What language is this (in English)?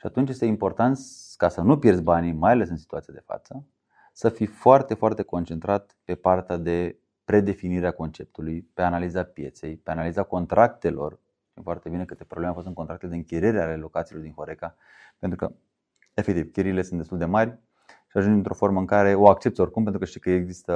Romanian